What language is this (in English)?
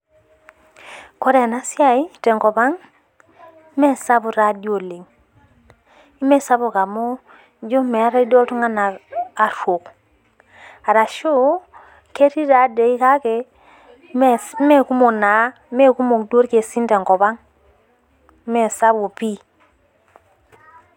Masai